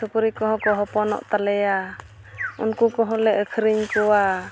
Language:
Santali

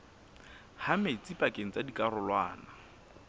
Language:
Southern Sotho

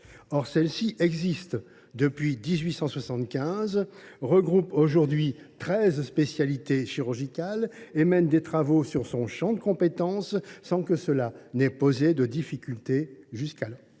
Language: French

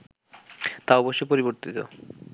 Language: Bangla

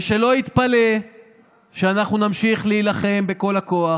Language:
Hebrew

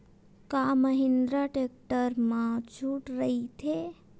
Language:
Chhattisgarhi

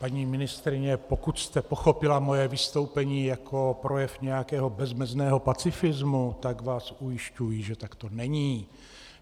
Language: Czech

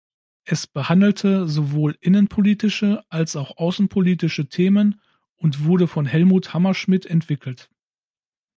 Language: German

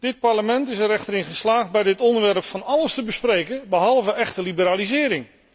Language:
Dutch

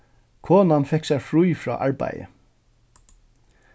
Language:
Faroese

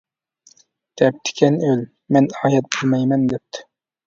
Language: Uyghur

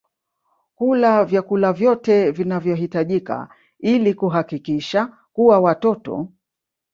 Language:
Swahili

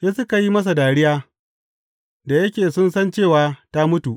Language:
Hausa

